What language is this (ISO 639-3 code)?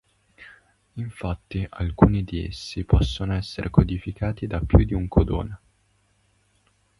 ita